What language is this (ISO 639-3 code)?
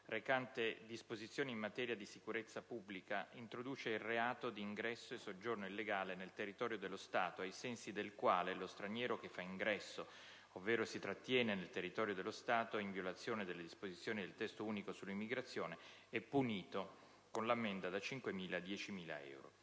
ita